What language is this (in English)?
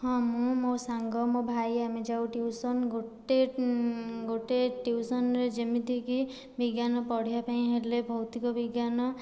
Odia